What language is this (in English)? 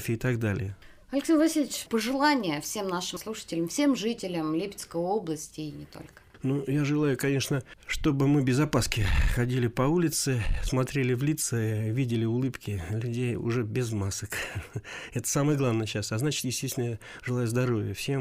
Russian